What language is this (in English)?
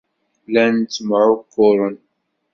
Kabyle